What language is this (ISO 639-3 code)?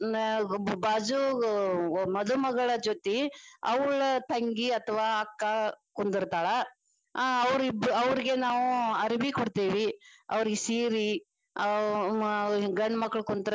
kan